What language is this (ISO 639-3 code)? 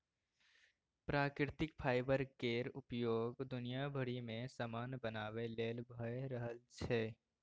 mai